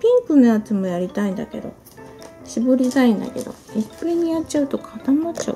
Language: Japanese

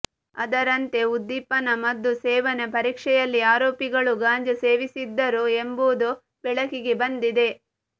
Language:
Kannada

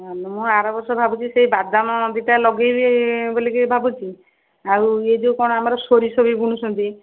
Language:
Odia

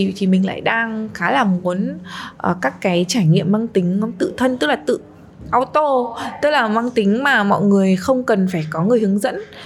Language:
Vietnamese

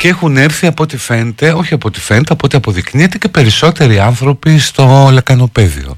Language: Greek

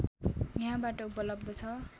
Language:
Nepali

